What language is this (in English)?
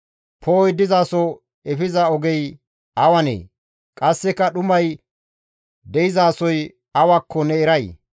Gamo